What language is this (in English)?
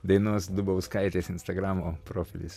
Lithuanian